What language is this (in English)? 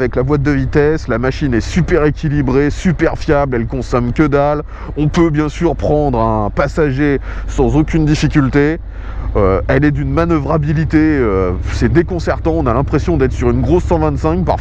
French